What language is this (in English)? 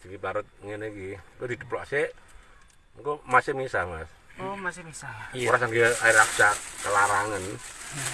Indonesian